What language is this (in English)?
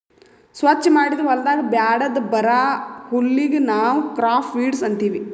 Kannada